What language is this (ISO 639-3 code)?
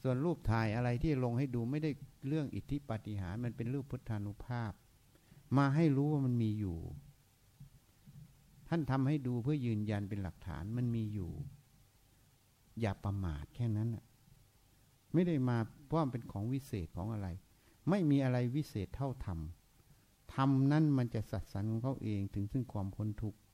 tha